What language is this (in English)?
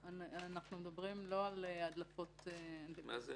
Hebrew